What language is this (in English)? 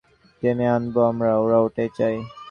Bangla